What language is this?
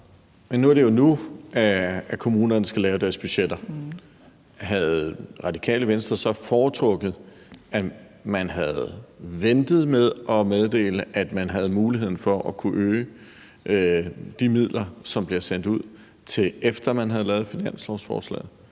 Danish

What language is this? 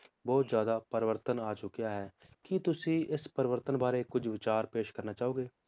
Punjabi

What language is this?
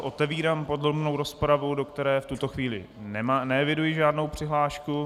Czech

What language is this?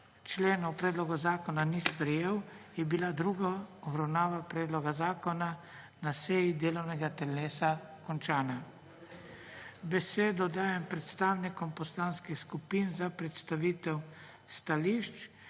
Slovenian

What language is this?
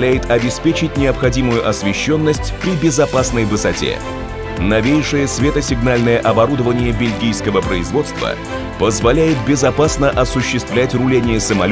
Russian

